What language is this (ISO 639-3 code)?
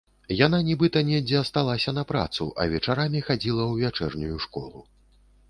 bel